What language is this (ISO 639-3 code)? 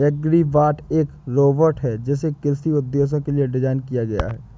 hin